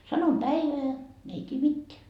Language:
Finnish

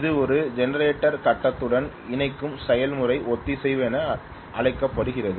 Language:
Tamil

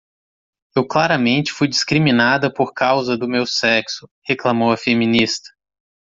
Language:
Portuguese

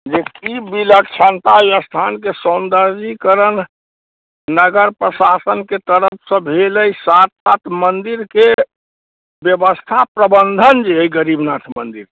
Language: Maithili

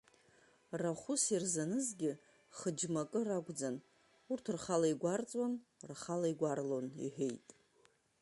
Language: Abkhazian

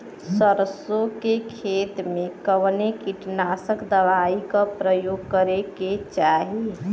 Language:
Bhojpuri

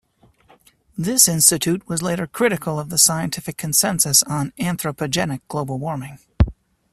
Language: English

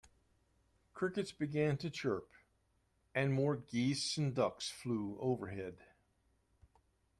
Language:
English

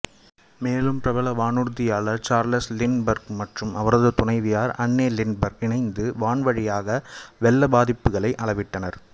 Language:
Tamil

